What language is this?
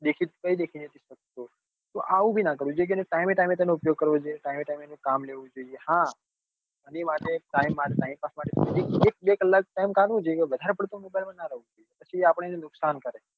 Gujarati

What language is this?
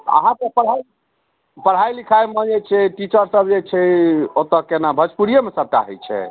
Maithili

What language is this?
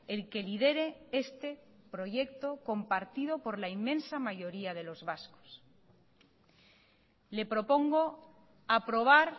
Spanish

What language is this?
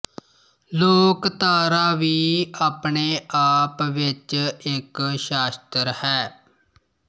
Punjabi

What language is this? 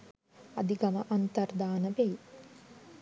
Sinhala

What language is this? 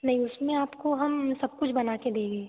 Hindi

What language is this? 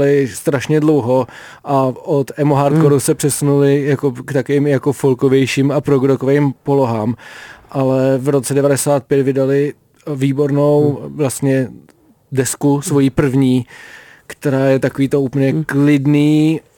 Czech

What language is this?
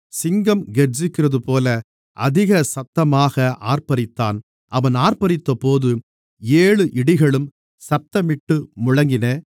Tamil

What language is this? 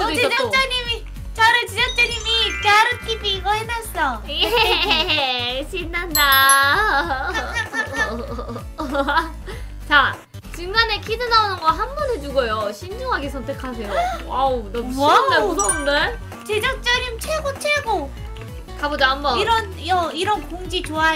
Korean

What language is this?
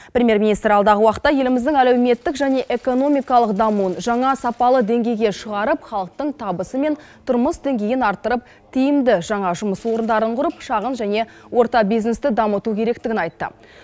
Kazakh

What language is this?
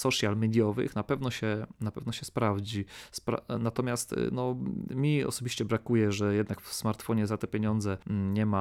Polish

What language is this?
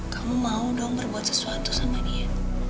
Indonesian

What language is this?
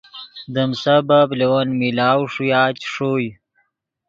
Yidgha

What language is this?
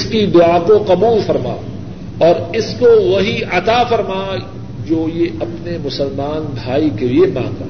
Urdu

